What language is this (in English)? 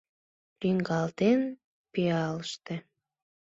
Mari